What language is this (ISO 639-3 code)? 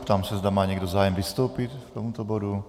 ces